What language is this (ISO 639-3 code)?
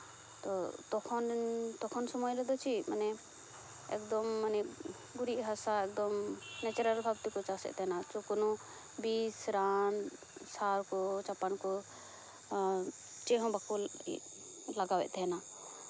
sat